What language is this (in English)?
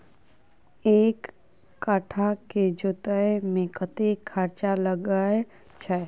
Maithili